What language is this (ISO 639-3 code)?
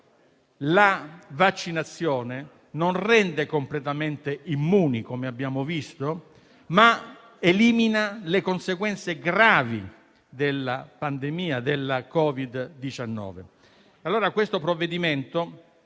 ita